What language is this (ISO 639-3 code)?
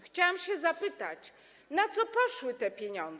pol